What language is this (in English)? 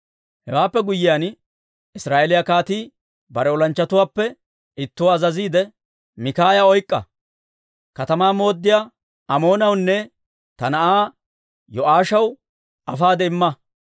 Dawro